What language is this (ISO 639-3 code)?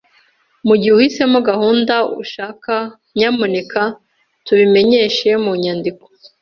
kin